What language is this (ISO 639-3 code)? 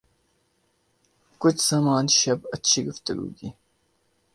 urd